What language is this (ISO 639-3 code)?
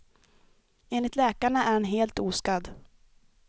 swe